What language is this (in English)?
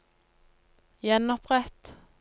Norwegian